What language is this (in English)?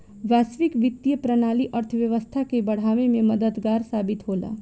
Bhojpuri